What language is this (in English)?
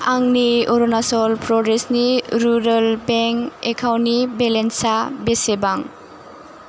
Bodo